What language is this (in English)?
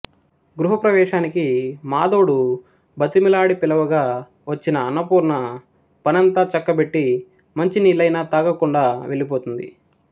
Telugu